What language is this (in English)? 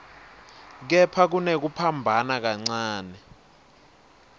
Swati